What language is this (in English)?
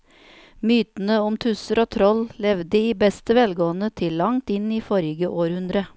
Norwegian